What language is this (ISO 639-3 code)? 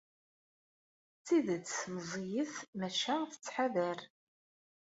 kab